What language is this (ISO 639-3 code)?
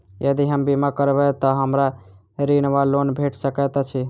mai